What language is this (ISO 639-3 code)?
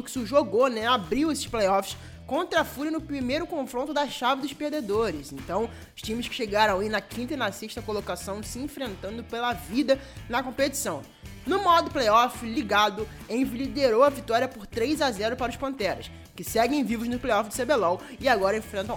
por